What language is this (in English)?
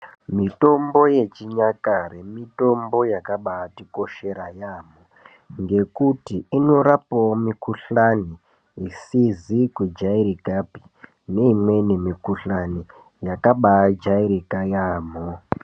Ndau